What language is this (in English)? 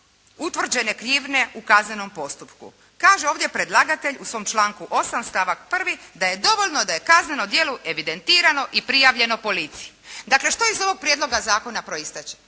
Croatian